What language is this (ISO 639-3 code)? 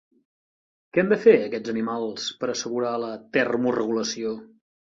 cat